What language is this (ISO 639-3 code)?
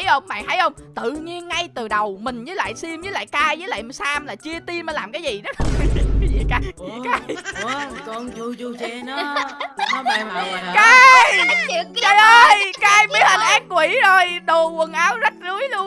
vie